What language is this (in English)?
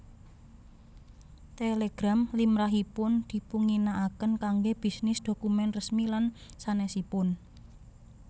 Javanese